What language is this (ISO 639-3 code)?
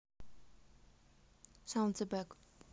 rus